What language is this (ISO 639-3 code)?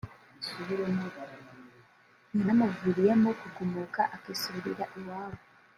kin